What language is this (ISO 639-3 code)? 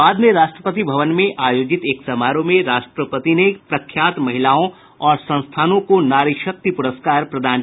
hin